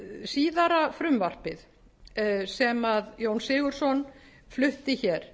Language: Icelandic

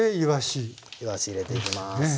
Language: Japanese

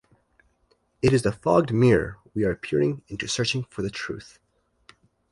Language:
English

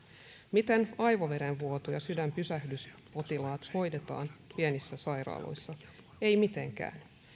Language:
Finnish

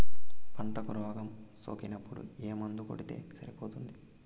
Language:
Telugu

